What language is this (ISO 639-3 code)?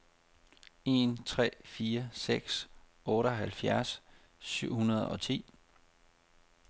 dan